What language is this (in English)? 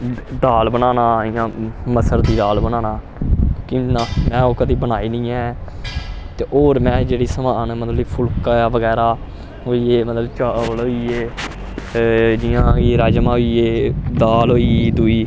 Dogri